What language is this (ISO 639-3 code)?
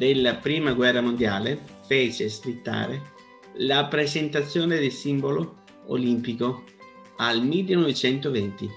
ita